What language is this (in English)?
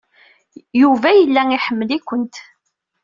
Kabyle